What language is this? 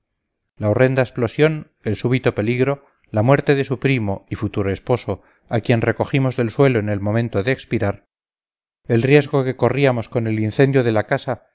Spanish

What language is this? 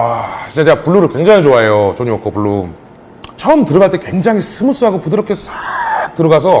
Korean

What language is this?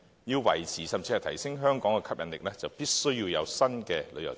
Cantonese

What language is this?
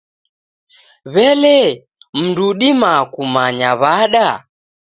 Taita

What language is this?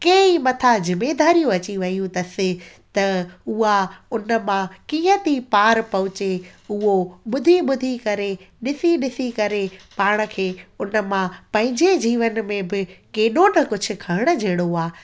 Sindhi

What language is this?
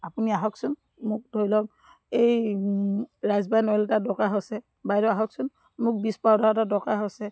Assamese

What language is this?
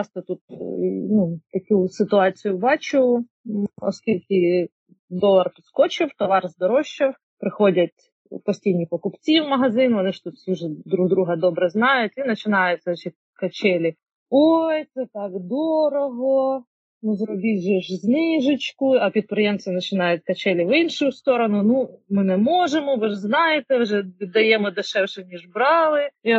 Ukrainian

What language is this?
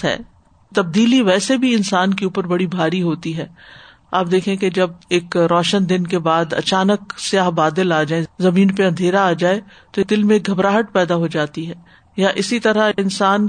Urdu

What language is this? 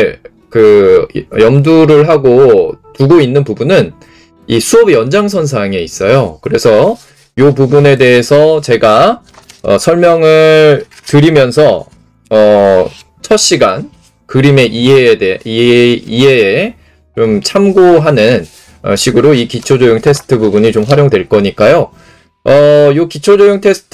Korean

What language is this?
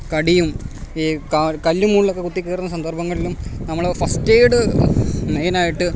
Malayalam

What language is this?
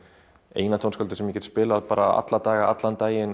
Icelandic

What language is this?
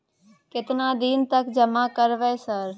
Maithili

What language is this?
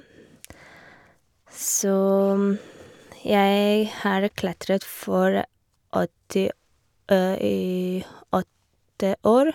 Norwegian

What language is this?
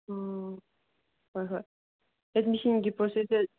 Manipuri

